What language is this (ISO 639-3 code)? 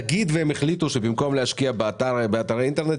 heb